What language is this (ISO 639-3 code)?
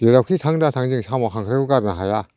brx